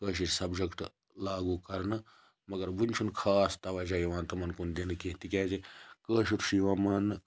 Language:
Kashmiri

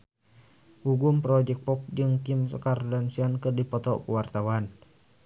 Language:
Sundanese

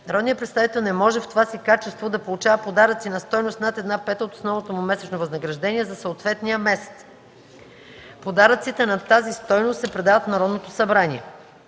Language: Bulgarian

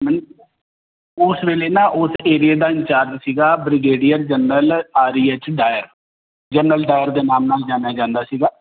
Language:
Punjabi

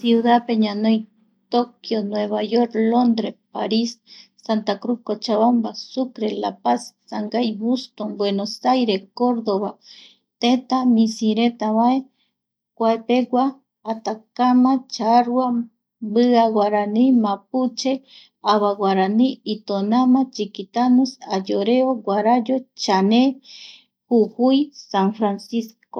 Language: Eastern Bolivian Guaraní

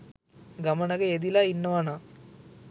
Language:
Sinhala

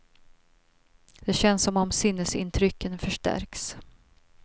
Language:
Swedish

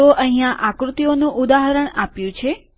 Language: Gujarati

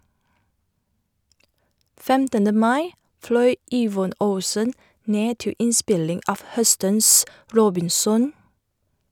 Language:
Norwegian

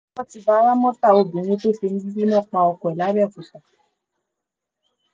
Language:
Yoruba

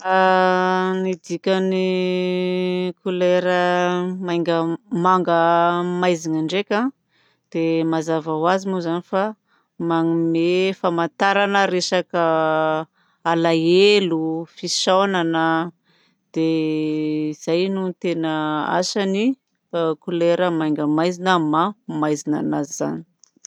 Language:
Southern Betsimisaraka Malagasy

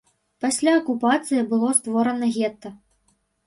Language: Belarusian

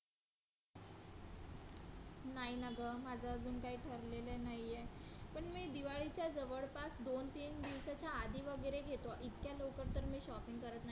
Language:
Marathi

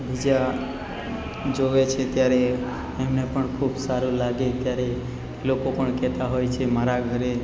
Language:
Gujarati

